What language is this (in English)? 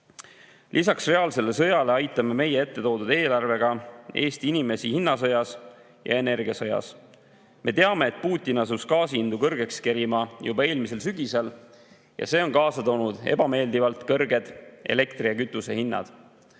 Estonian